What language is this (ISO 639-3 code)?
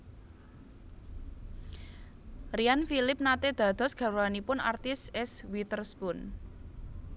jav